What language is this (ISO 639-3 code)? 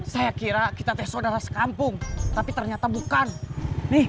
ind